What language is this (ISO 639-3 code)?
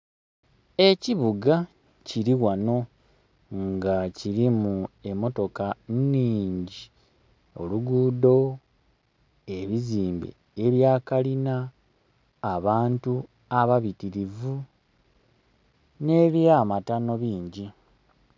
xog